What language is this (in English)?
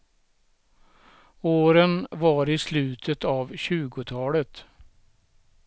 Swedish